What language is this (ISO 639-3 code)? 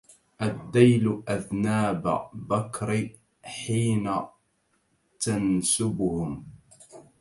ara